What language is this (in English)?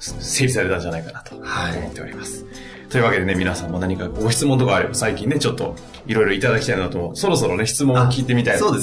Japanese